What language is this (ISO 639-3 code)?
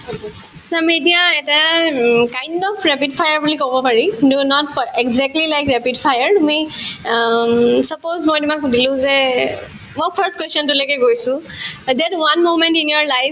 asm